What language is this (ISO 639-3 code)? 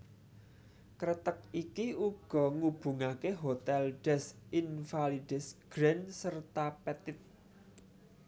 jav